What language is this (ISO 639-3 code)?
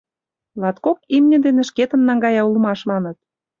chm